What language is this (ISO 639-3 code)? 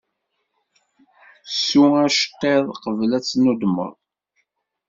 kab